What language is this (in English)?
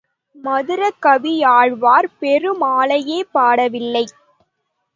Tamil